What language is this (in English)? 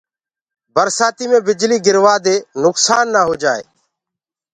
Gurgula